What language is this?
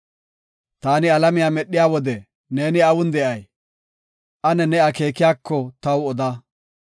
Gofa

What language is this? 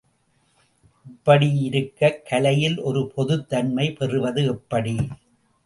Tamil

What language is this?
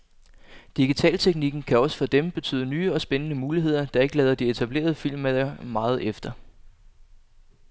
Danish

